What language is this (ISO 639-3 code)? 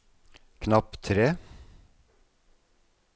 nor